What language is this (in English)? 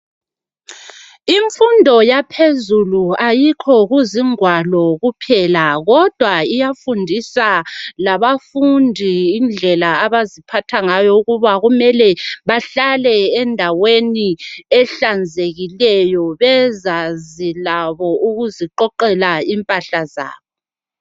North Ndebele